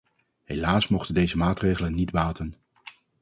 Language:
Dutch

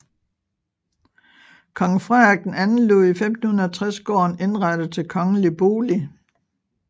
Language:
Danish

